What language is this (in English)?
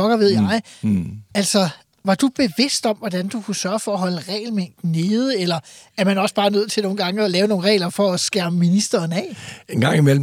Danish